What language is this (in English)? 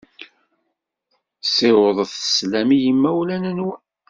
Kabyle